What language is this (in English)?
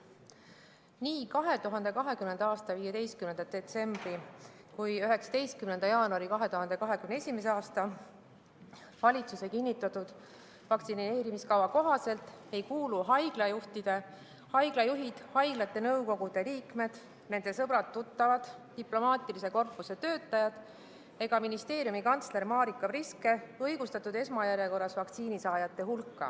Estonian